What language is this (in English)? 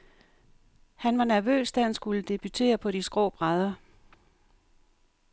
Danish